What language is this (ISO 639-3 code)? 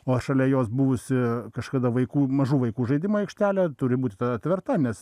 lit